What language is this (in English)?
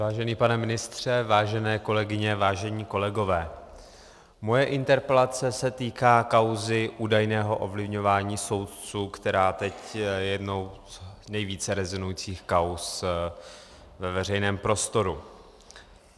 Czech